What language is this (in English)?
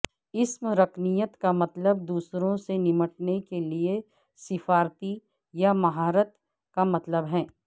Urdu